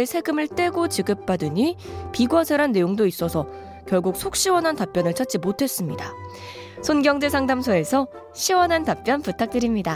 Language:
Korean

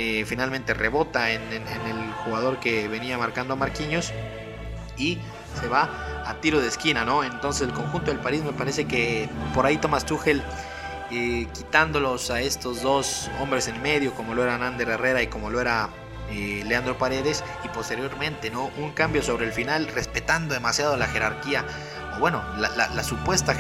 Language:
Spanish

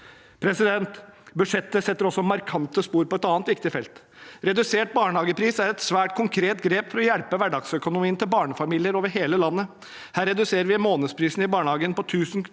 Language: Norwegian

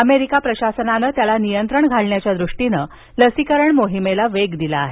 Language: Marathi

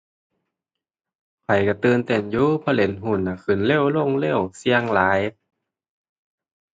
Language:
Thai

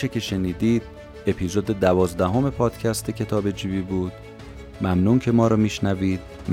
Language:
Persian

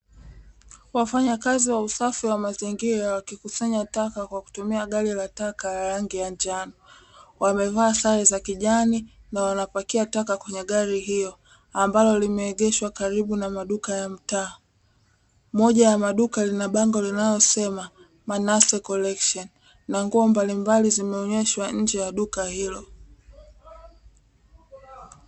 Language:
Swahili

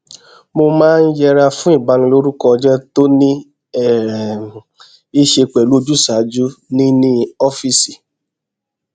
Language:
Yoruba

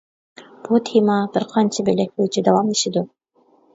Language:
Uyghur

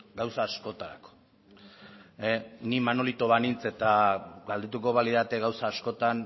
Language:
Basque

